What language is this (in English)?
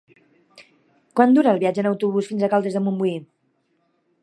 Catalan